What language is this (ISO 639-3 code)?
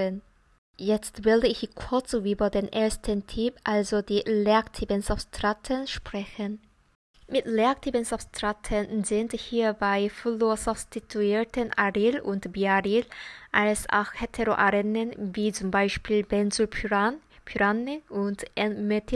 deu